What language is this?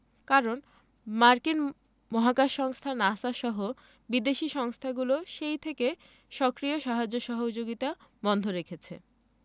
Bangla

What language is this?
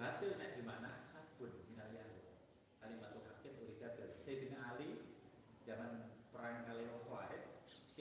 Indonesian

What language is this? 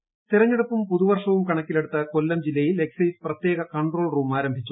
Malayalam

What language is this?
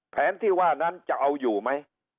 Thai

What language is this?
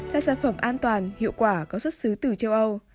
Vietnamese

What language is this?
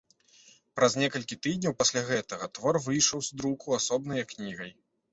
Belarusian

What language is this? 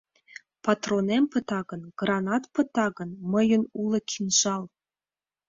Mari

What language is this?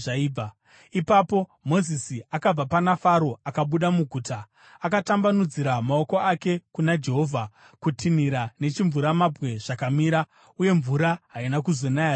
Shona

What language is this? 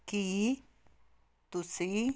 Punjabi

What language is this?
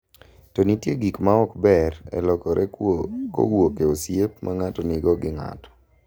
Luo (Kenya and Tanzania)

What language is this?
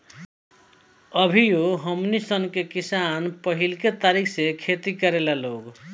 Bhojpuri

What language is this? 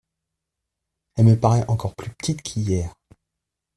French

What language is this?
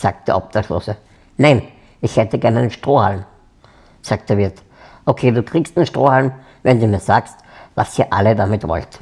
German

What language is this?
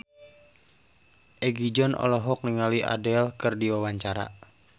Sundanese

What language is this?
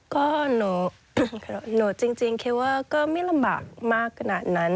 Thai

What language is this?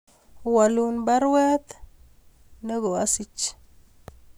Kalenjin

